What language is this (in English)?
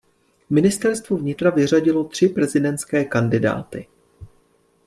Czech